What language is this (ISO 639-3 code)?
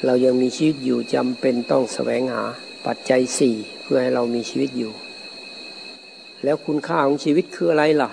tha